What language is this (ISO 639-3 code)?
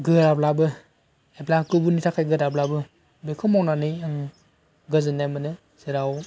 brx